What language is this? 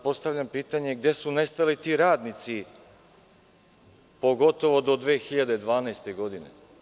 Serbian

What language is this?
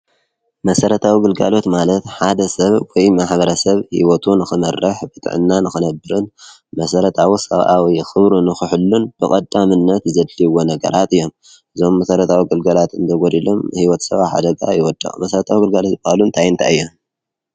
Tigrinya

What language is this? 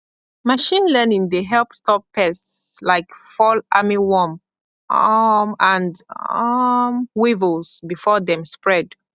Nigerian Pidgin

